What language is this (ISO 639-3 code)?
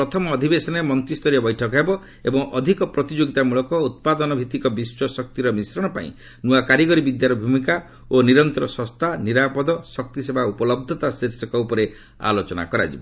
ori